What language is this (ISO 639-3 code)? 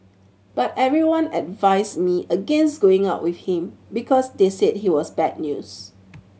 eng